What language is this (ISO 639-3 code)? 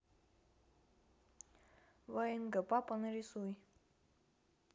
rus